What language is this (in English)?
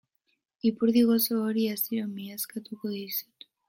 Basque